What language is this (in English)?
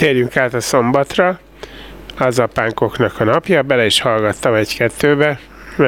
Hungarian